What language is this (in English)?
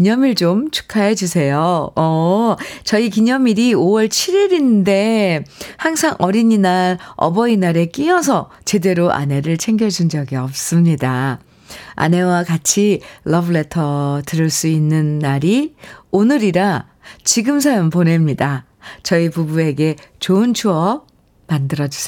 Korean